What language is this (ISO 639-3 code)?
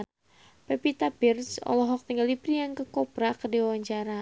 sun